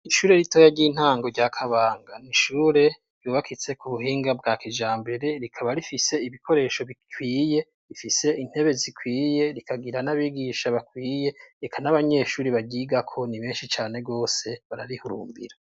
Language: Rundi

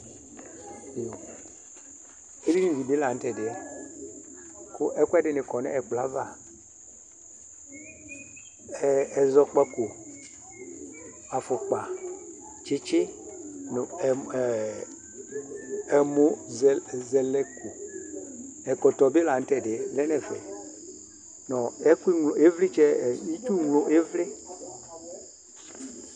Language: Ikposo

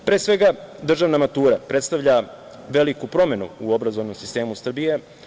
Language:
Serbian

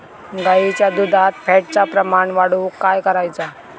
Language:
Marathi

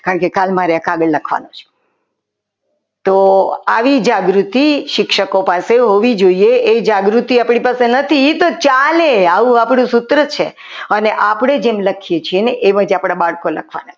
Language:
Gujarati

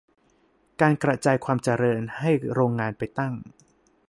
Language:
Thai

